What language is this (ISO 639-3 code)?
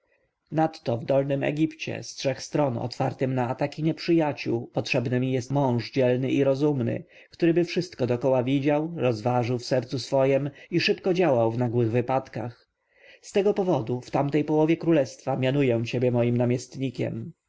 pol